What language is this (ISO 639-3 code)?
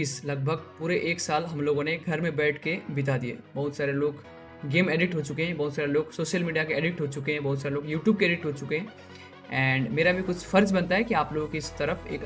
hin